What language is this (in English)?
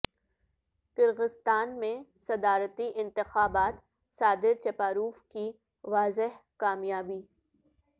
Urdu